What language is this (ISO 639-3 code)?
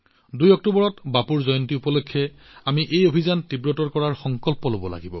asm